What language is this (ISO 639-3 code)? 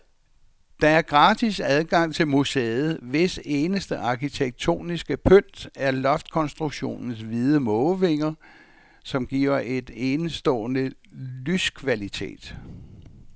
dan